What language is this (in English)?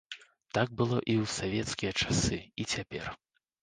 Belarusian